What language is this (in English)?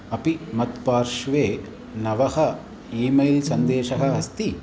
Sanskrit